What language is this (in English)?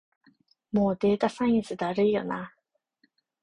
Japanese